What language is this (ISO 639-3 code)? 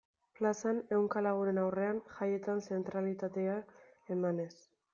eus